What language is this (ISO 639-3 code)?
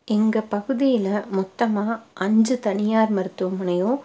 tam